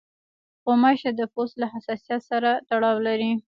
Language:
Pashto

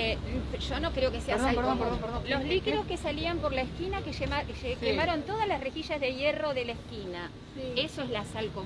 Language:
Spanish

